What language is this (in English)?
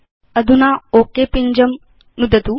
Sanskrit